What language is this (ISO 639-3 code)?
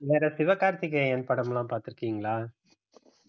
tam